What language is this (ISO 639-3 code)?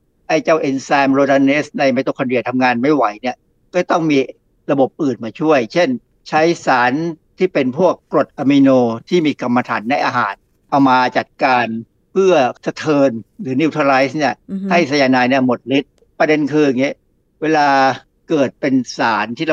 tha